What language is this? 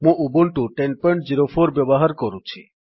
Odia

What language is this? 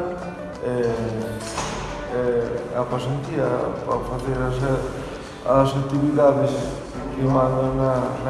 Galician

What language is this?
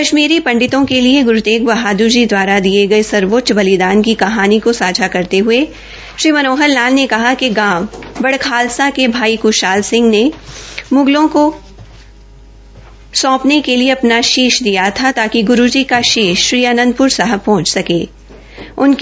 Hindi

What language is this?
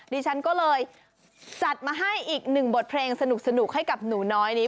Thai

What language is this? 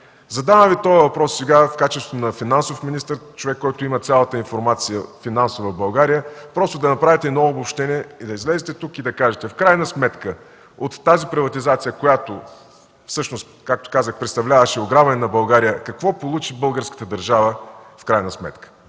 Bulgarian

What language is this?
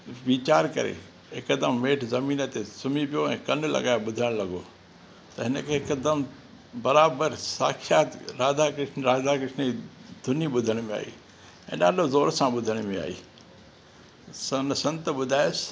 Sindhi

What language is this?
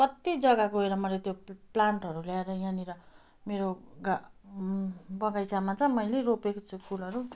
Nepali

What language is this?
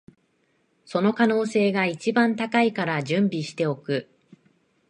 Japanese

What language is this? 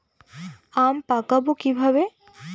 Bangla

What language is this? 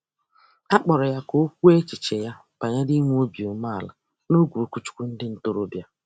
Igbo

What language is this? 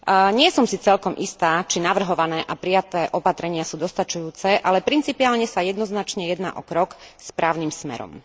Slovak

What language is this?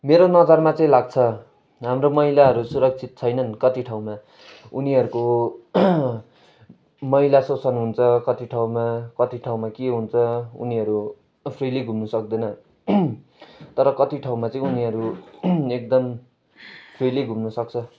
Nepali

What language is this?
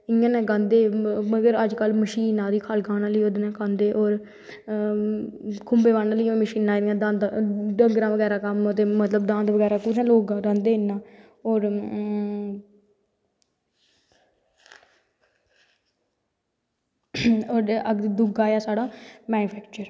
Dogri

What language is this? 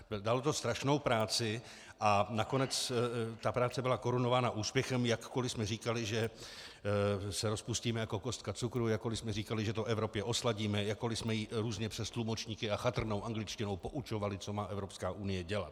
Czech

